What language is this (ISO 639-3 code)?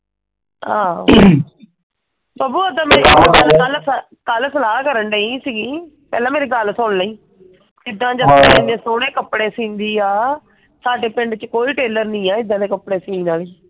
pan